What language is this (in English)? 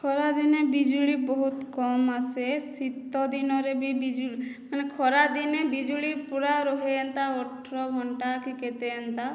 Odia